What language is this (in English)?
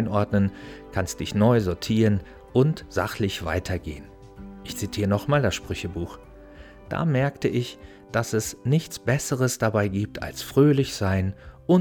German